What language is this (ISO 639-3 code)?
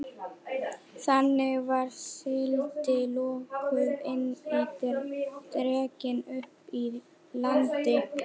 isl